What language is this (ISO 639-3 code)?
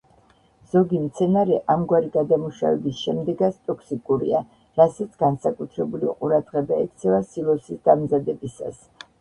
kat